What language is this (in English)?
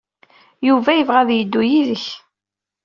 Kabyle